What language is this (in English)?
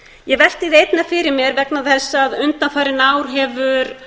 Icelandic